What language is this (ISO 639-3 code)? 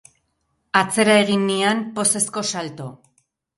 eus